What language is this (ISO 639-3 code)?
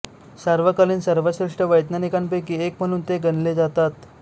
mar